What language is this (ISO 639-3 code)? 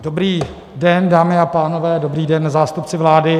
ces